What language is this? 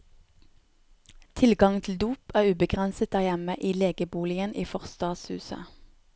Norwegian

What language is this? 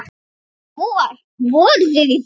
Icelandic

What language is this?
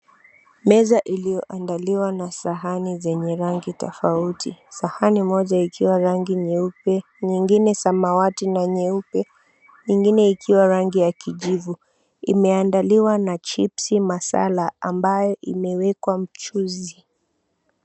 Swahili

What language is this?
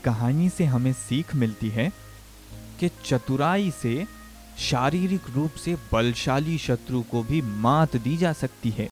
Hindi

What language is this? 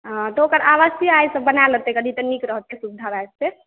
Maithili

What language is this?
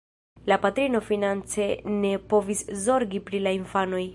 Esperanto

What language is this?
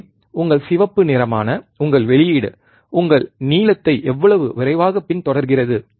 Tamil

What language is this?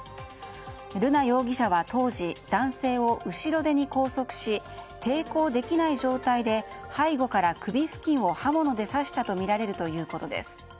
Japanese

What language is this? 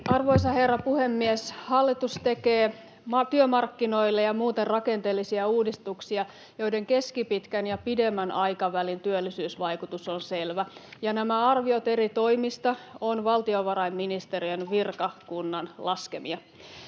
Finnish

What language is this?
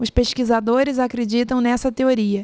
Portuguese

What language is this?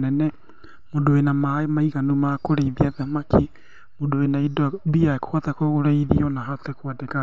Kikuyu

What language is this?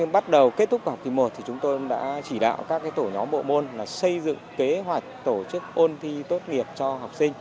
Vietnamese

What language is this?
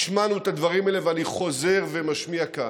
Hebrew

